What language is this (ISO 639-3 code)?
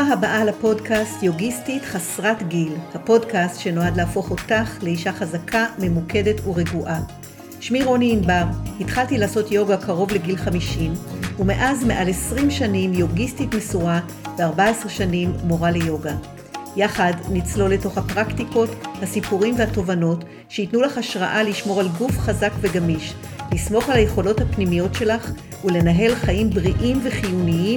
heb